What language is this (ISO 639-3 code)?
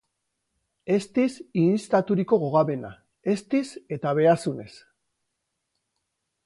eus